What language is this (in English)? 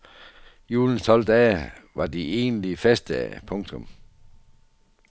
Danish